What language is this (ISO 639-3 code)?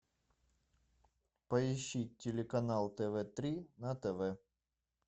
rus